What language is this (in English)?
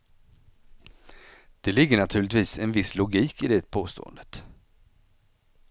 Swedish